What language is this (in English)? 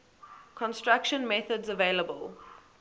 English